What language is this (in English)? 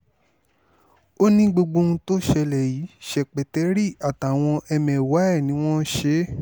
Yoruba